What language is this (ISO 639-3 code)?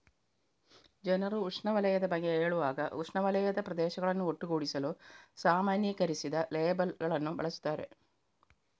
kan